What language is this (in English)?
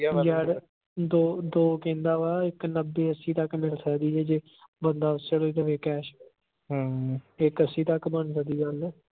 Punjabi